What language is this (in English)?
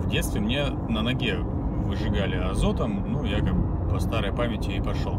Russian